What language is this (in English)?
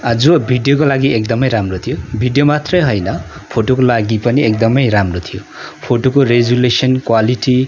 Nepali